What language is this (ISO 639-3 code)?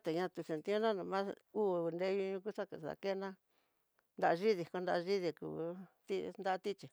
mtx